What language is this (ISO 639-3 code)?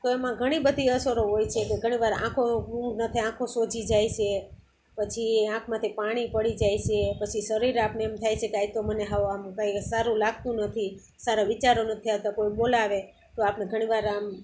guj